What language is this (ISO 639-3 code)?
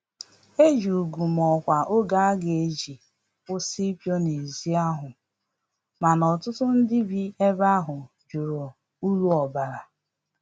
ibo